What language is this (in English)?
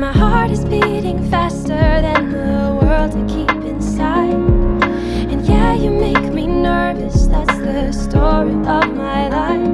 English